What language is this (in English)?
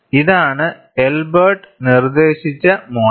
Malayalam